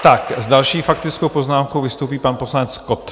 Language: Czech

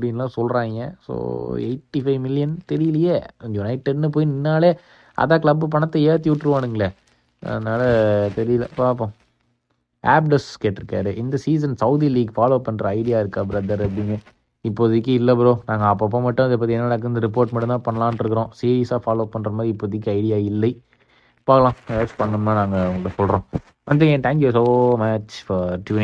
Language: Tamil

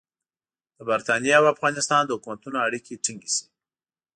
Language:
Pashto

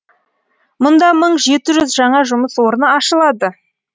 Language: Kazakh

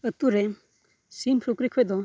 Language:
Santali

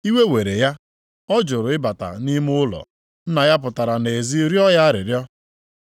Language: Igbo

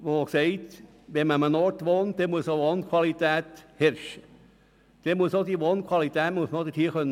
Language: Swiss German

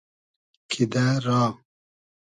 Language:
Hazaragi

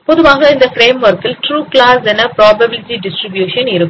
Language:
Tamil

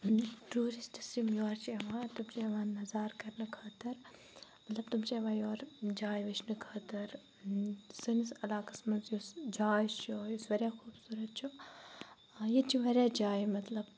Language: Kashmiri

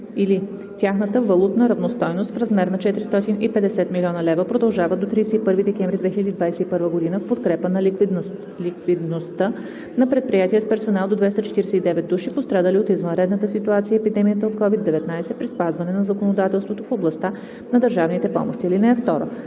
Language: Bulgarian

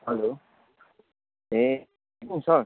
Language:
Nepali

